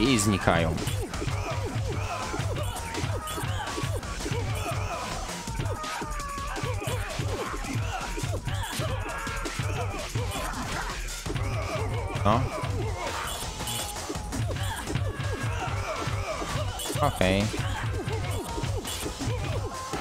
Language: Polish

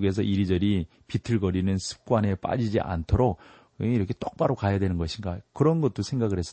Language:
Korean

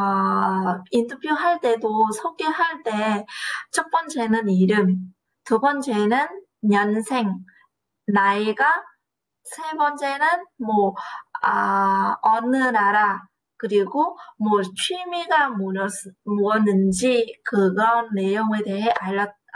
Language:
Korean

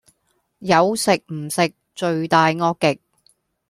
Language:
Cantonese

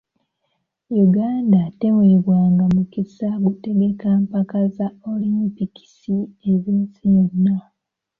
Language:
Ganda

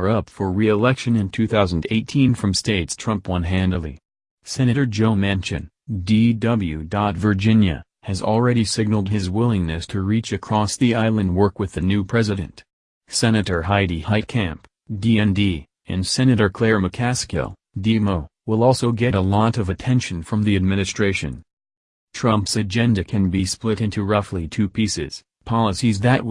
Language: English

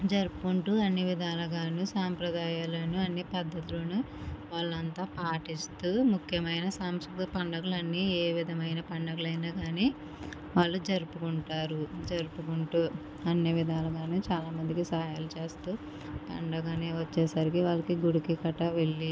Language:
Telugu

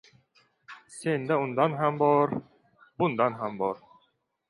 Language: Uzbek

